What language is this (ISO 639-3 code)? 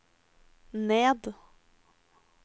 nor